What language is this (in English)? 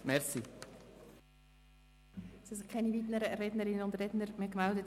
Swiss German